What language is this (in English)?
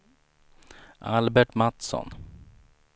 Swedish